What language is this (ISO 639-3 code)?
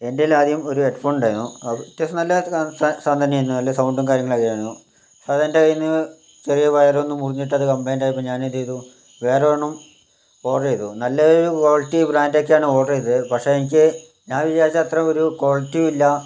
mal